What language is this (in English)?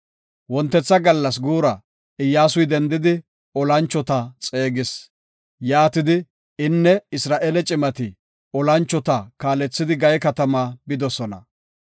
Gofa